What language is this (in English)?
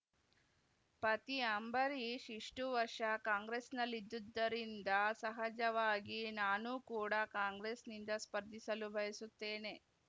Kannada